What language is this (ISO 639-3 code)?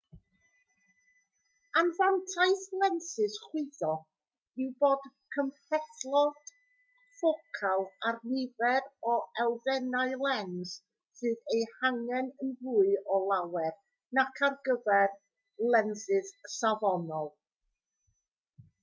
cym